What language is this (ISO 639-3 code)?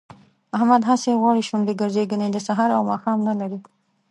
pus